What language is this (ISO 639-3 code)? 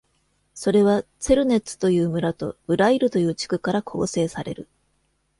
jpn